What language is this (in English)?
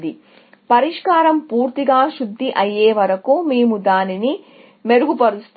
Telugu